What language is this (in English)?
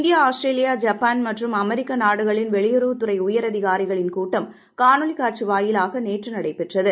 Tamil